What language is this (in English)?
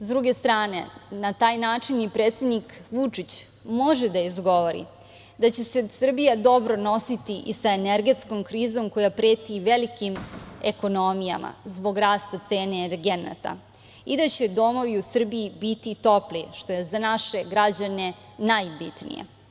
Serbian